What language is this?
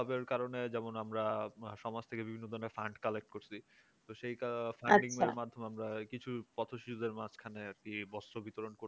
Bangla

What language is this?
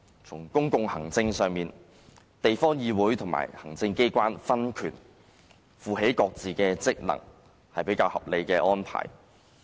Cantonese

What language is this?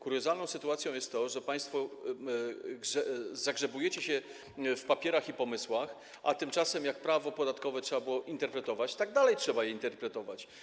Polish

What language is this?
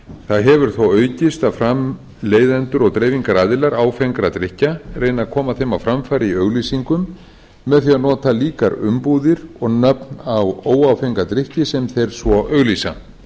Icelandic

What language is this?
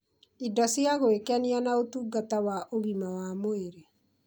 Kikuyu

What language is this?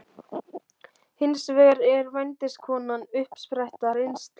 Icelandic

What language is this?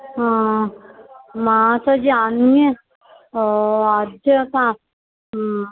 Sanskrit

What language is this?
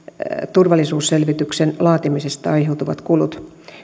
Finnish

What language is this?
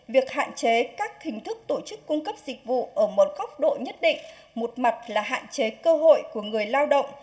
Vietnamese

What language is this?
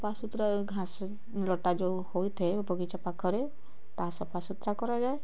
Odia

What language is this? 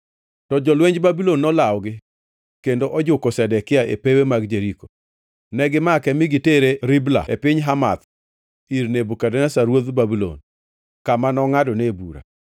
Luo (Kenya and Tanzania)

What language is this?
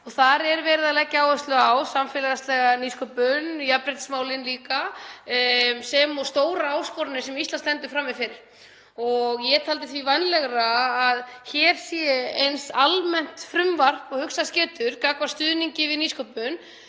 Icelandic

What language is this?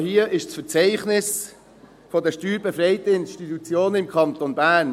Swiss German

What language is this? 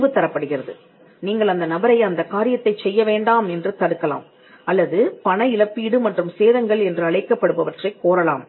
Tamil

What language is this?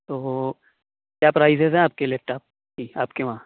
Urdu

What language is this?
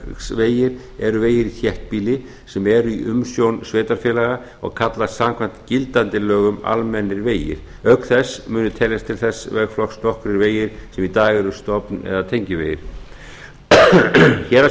Icelandic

